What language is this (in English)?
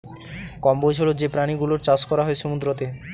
Bangla